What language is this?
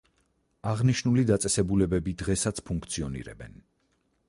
Georgian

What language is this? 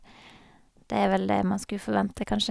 Norwegian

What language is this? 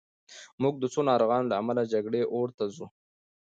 Pashto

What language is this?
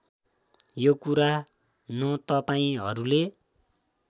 Nepali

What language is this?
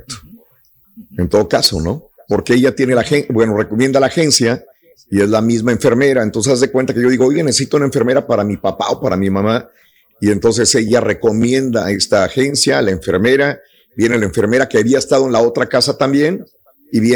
Spanish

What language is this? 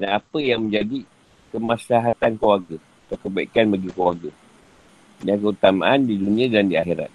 Malay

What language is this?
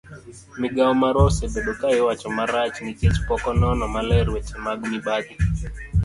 Luo (Kenya and Tanzania)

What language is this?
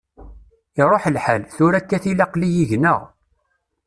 Kabyle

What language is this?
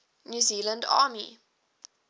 English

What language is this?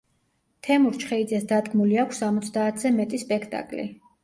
Georgian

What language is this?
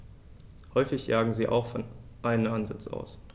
German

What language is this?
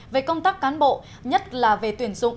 Vietnamese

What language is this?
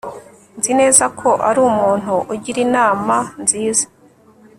Kinyarwanda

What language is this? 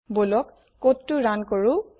Assamese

